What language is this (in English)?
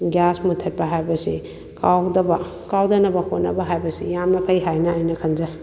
Manipuri